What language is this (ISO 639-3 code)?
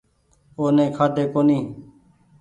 gig